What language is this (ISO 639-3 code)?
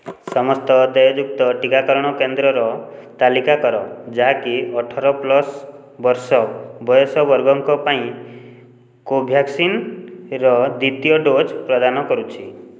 ori